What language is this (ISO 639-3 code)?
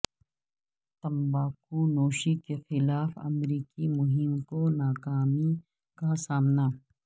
urd